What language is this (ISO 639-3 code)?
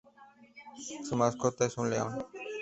spa